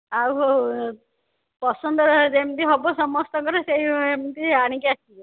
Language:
Odia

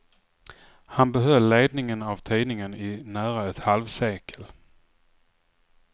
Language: Swedish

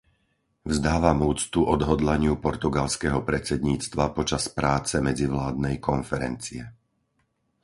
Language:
Slovak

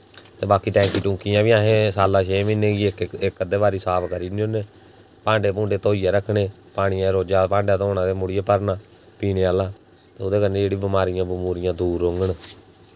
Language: Dogri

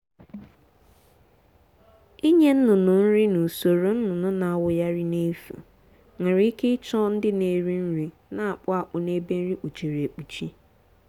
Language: Igbo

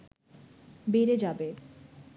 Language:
Bangla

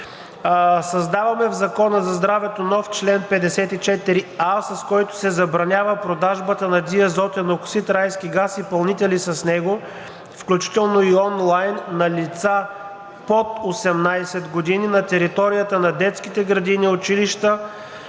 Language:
Bulgarian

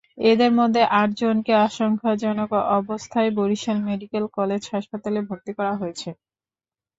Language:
Bangla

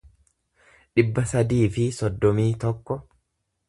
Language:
Oromo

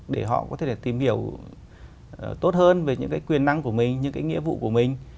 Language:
Vietnamese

